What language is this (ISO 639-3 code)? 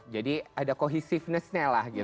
ind